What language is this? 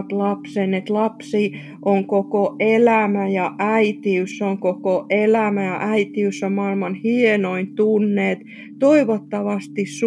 Finnish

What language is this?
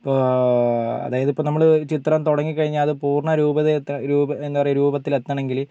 Malayalam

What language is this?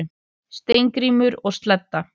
Icelandic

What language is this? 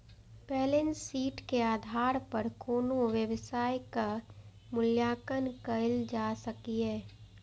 Maithili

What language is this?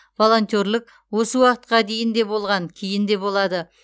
Kazakh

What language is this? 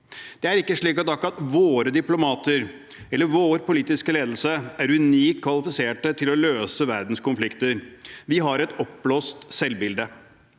Norwegian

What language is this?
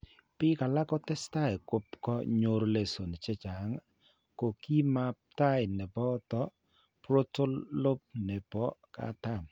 Kalenjin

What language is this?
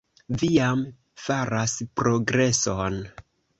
Esperanto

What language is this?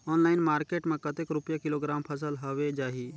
Chhattisgarhi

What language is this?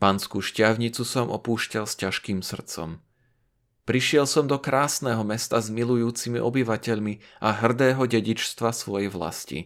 Slovak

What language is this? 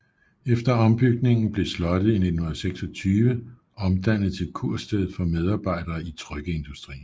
Danish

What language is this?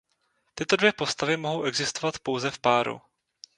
Czech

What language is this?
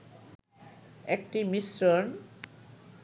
Bangla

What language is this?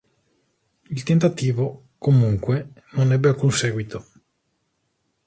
Italian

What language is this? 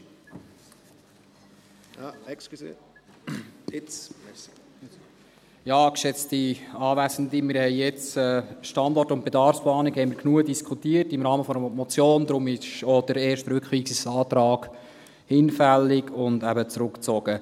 Swiss German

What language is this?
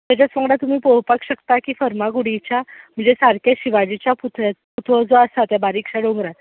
Konkani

